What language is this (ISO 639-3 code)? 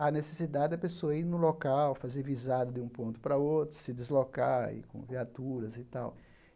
por